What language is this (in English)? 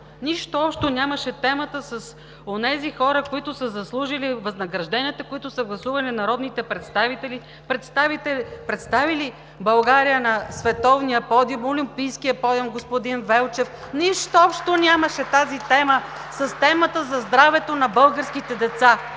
Bulgarian